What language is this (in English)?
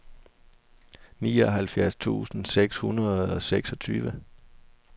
Danish